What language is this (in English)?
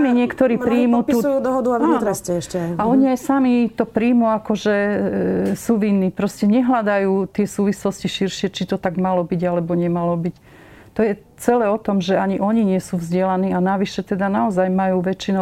Slovak